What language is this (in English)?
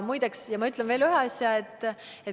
Estonian